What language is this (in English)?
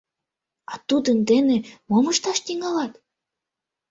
Mari